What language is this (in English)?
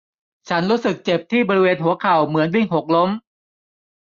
Thai